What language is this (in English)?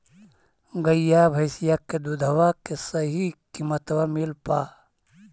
Magahi